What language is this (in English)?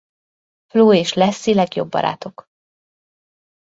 Hungarian